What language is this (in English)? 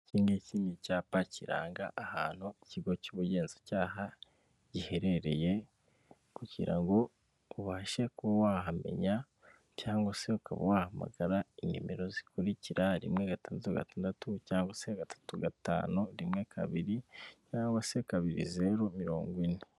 Kinyarwanda